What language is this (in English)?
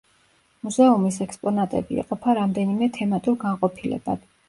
Georgian